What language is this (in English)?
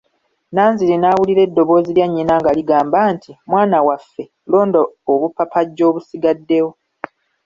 Ganda